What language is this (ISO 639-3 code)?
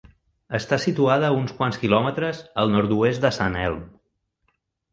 cat